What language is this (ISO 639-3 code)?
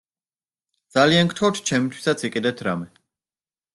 kat